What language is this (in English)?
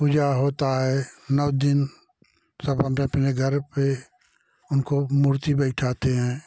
Hindi